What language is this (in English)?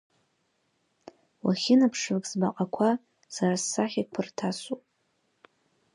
Abkhazian